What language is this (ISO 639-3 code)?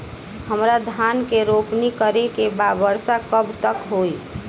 bho